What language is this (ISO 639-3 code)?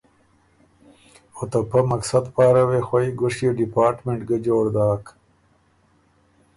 oru